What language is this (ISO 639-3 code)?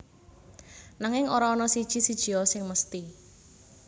jav